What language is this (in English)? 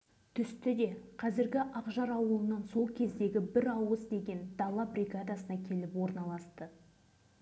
Kazakh